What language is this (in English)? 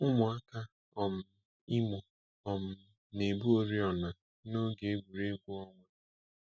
Igbo